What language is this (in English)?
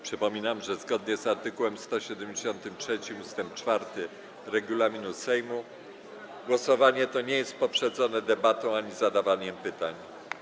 Polish